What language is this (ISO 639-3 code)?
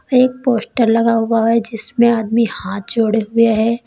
hin